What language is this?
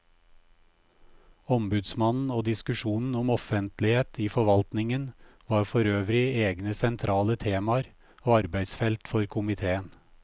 Norwegian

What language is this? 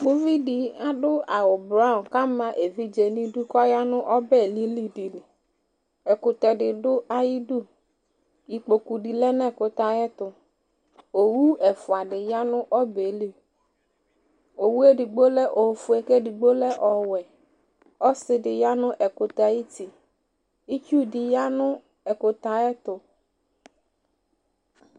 Ikposo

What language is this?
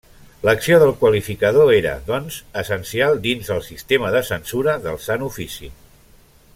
Catalan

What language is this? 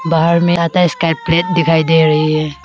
Hindi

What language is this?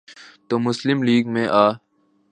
Urdu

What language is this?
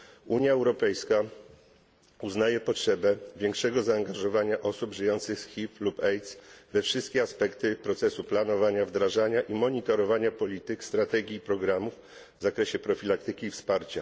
Polish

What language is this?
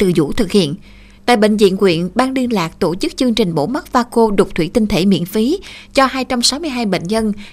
Vietnamese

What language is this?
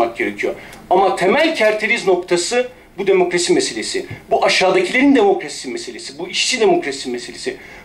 Turkish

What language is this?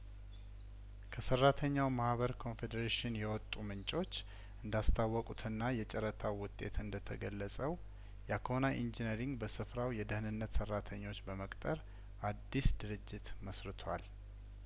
Amharic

